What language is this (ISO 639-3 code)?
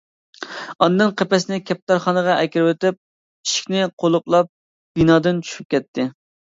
uig